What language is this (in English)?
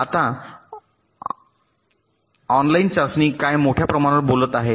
Marathi